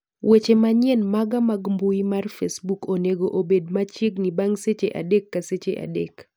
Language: Luo (Kenya and Tanzania)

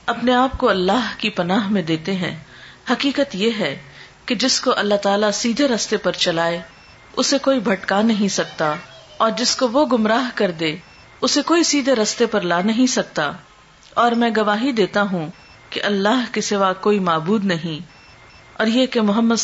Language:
Urdu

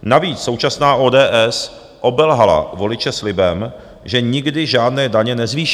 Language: Czech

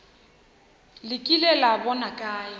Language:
Northern Sotho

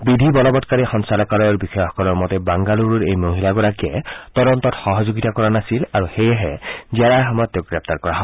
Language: Assamese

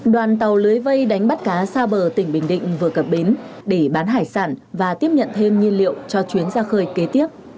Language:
Vietnamese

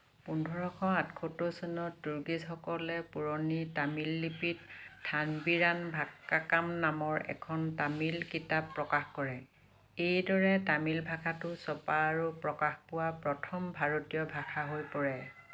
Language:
Assamese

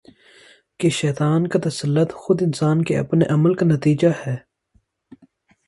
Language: Urdu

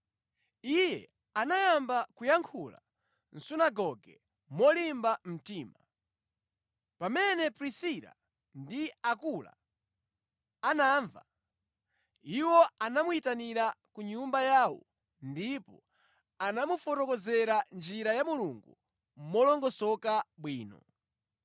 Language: Nyanja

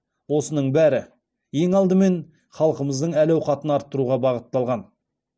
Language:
Kazakh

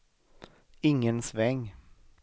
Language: Swedish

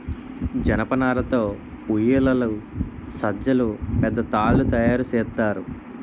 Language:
Telugu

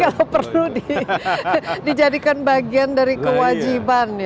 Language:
Indonesian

